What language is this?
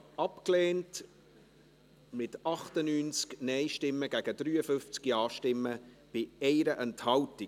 Swiss German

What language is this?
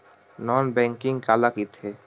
Chhattisgarhi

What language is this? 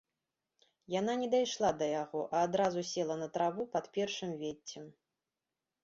Belarusian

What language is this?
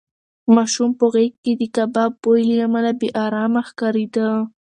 Pashto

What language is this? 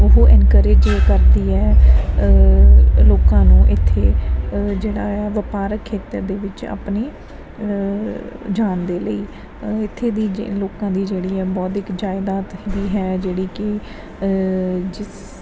Punjabi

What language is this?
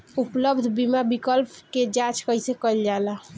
Bhojpuri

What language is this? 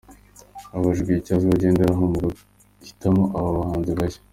Kinyarwanda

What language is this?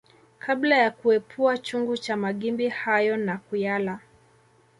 Swahili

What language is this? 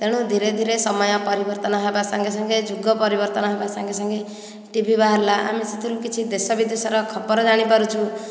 Odia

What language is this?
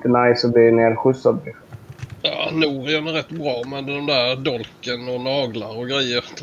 Swedish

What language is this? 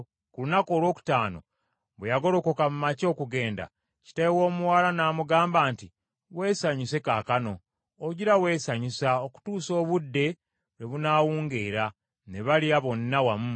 Ganda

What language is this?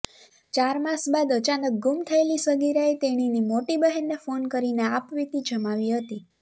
Gujarati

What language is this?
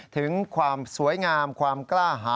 Thai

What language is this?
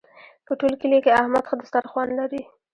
Pashto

